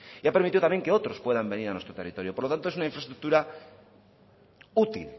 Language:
Spanish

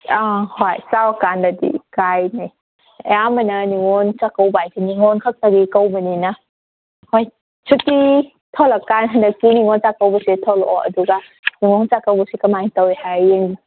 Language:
Manipuri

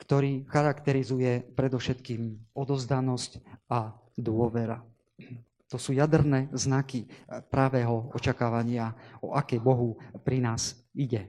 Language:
Slovak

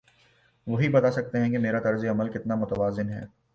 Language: Urdu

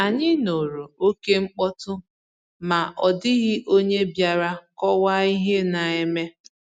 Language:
Igbo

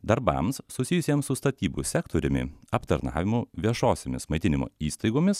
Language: Lithuanian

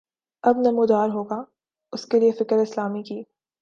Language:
Urdu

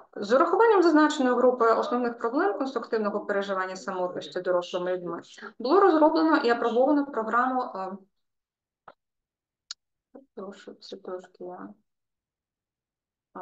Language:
Ukrainian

